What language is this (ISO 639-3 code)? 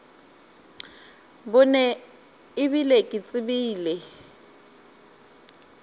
nso